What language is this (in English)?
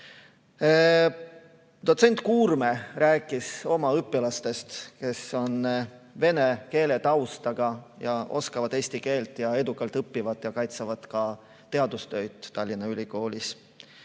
Estonian